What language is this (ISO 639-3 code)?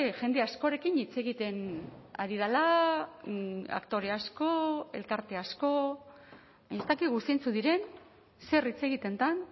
eus